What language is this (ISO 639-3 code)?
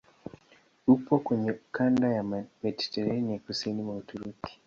swa